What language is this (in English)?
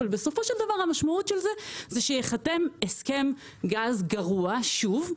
Hebrew